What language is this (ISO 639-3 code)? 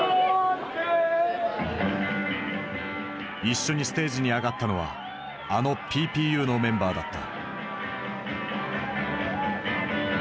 jpn